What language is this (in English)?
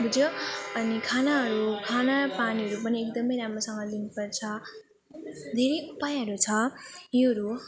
Nepali